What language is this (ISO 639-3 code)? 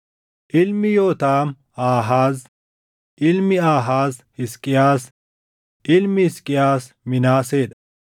orm